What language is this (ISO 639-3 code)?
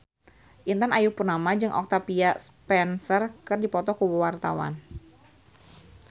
sun